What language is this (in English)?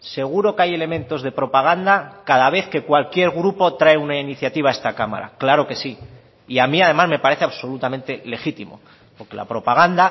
Spanish